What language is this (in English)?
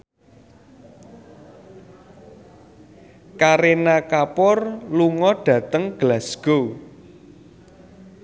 Javanese